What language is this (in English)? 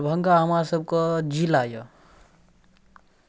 Maithili